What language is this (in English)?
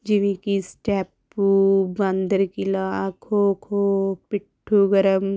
Punjabi